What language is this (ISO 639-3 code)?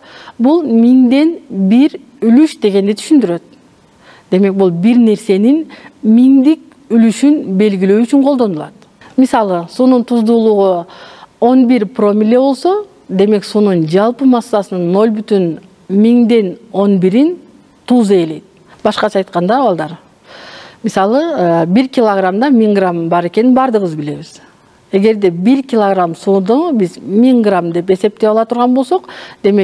tur